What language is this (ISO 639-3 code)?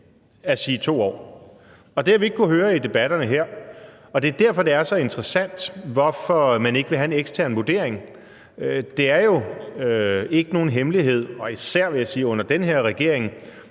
dan